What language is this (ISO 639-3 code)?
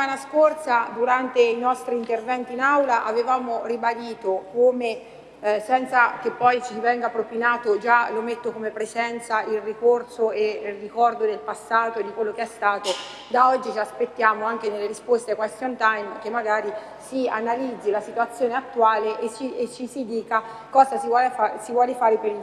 ita